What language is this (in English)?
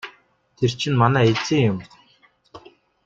Mongolian